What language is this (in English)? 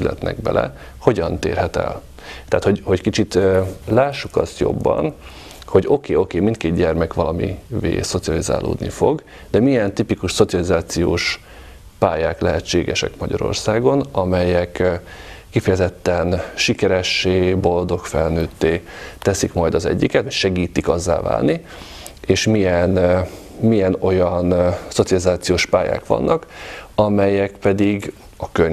Hungarian